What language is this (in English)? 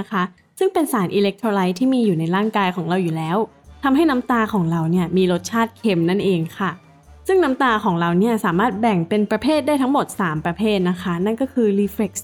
Thai